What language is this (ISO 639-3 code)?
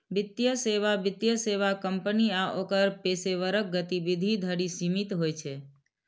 mai